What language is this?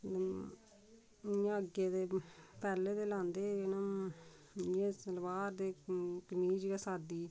Dogri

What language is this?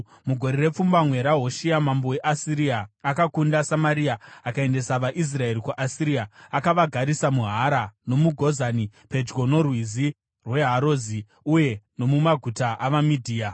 Shona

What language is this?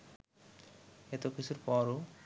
Bangla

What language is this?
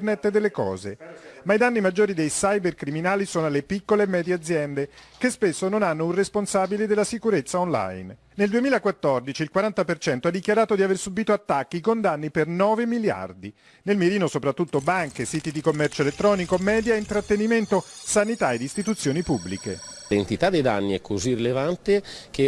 Italian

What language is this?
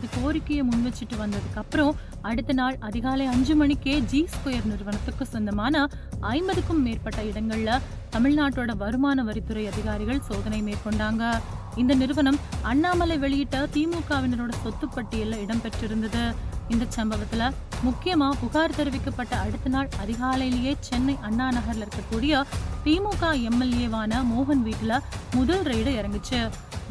Tamil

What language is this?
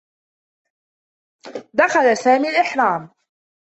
Arabic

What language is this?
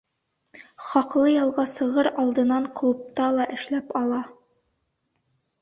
Bashkir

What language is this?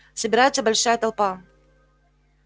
Russian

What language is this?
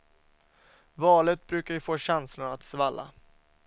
Swedish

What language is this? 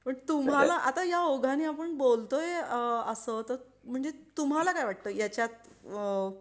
Marathi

